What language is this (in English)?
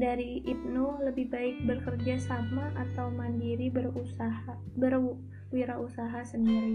Indonesian